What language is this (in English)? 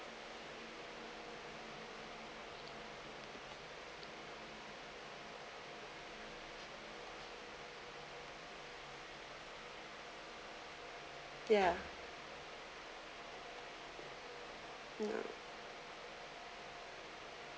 English